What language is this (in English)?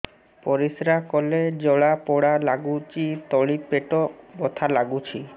Odia